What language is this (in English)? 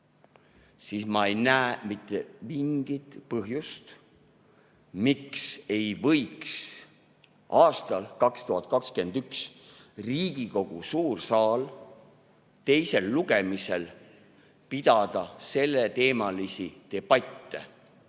Estonian